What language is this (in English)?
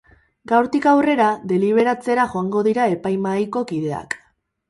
Basque